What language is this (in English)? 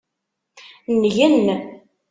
Kabyle